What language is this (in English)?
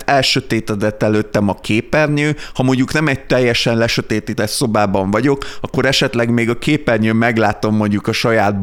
Hungarian